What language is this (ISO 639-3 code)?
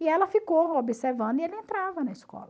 por